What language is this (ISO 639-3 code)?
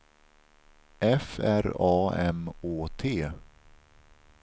swe